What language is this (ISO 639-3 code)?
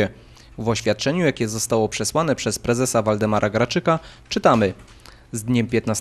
pol